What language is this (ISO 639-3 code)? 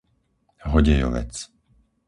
slk